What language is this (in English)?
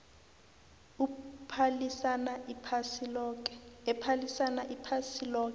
South Ndebele